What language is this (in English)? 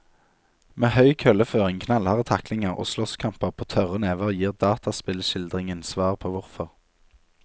Norwegian